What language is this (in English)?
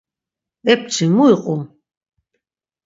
Laz